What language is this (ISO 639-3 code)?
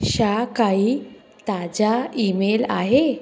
snd